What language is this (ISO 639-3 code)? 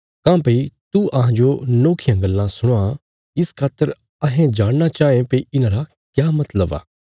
kfs